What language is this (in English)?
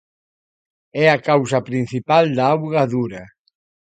Galician